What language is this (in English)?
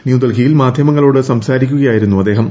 Malayalam